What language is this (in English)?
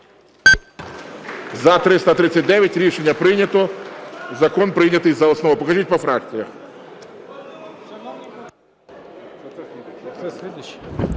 Ukrainian